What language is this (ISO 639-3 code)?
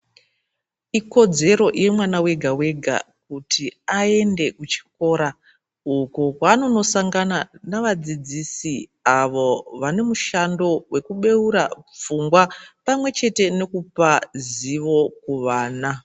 ndc